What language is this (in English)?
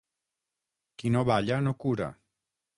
Catalan